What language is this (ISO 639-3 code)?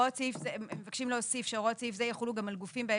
heb